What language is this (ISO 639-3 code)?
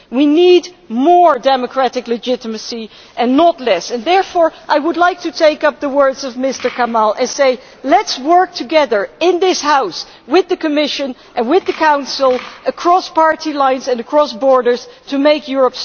eng